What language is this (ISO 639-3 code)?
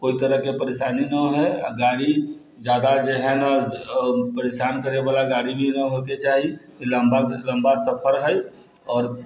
mai